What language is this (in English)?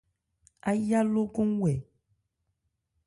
Ebrié